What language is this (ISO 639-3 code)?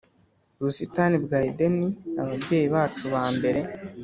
kin